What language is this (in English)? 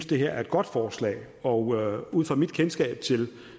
Danish